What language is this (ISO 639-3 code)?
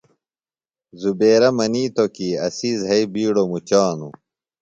phl